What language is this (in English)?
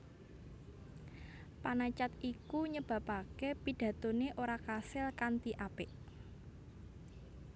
Javanese